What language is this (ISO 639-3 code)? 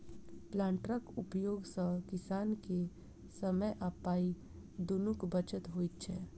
mai